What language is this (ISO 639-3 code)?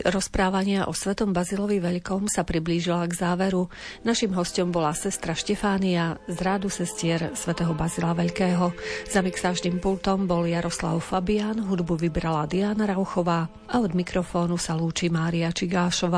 slk